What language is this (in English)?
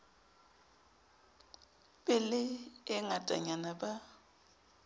Southern Sotho